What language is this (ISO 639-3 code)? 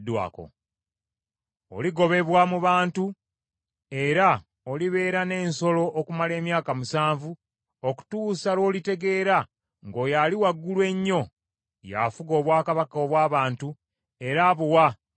lug